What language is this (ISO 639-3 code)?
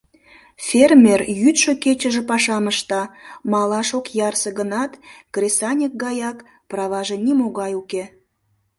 chm